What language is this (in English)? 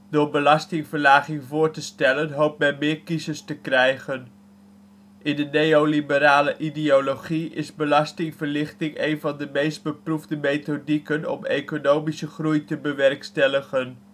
Dutch